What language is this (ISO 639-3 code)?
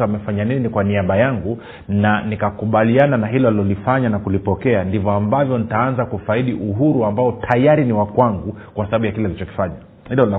swa